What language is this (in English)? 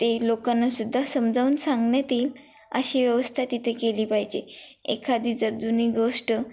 Marathi